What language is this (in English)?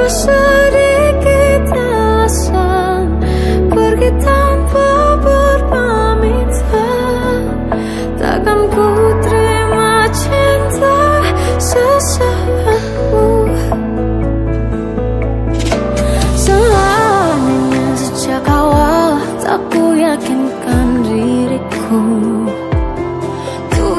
Arabic